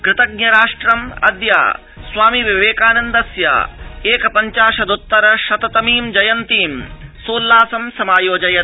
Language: Sanskrit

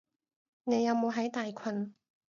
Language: Cantonese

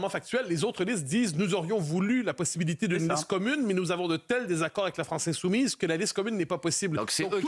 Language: French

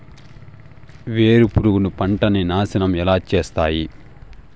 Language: Telugu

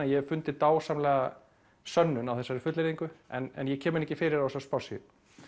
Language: Icelandic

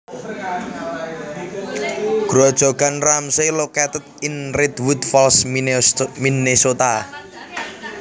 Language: Javanese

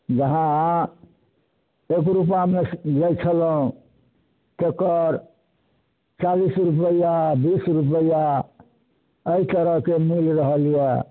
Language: Maithili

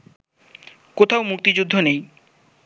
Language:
Bangla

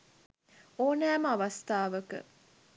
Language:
Sinhala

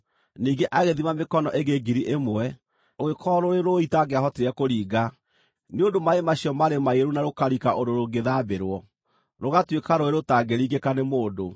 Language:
Kikuyu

